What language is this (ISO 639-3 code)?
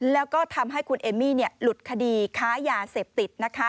tha